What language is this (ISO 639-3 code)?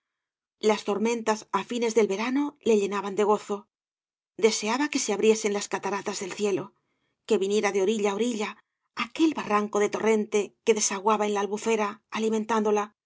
spa